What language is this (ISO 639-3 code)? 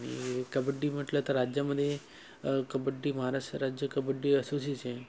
mar